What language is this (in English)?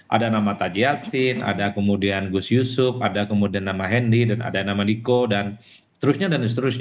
Indonesian